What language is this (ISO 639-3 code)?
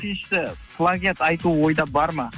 kaz